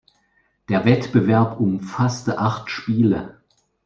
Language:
German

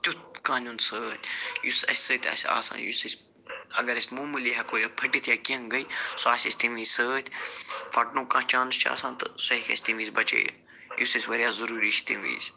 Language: Kashmiri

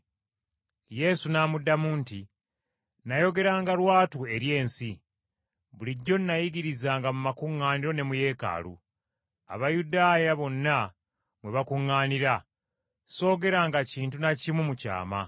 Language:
Ganda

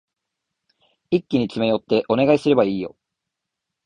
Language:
Japanese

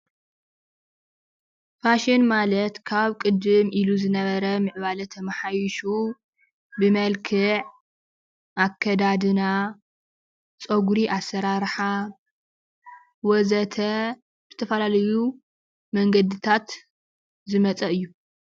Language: Tigrinya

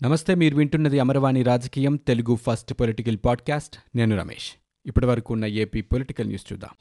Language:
Telugu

